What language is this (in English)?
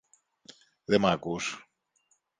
Greek